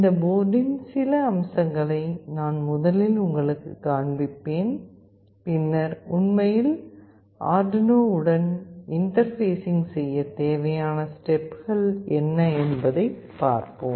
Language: Tamil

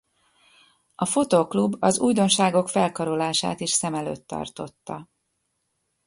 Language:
Hungarian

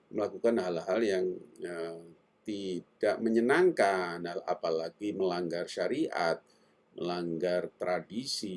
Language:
Indonesian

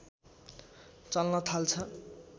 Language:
Nepali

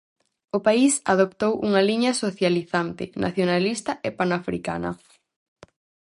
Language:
Galician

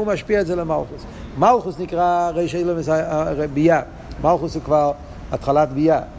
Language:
Hebrew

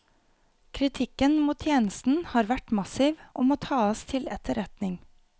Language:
Norwegian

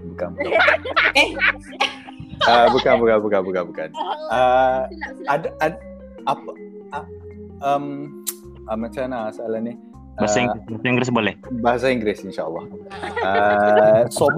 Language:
Malay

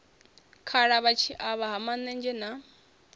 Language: Venda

